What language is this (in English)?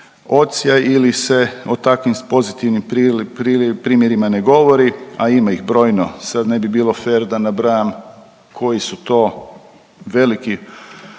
Croatian